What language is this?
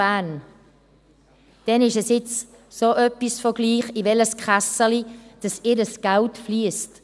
Swiss German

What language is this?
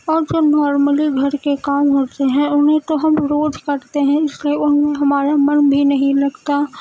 Urdu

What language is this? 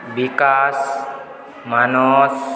Odia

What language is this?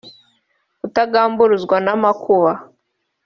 Kinyarwanda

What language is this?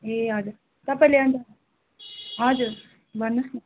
Nepali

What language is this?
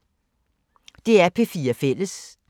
Danish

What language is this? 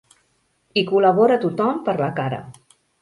Catalan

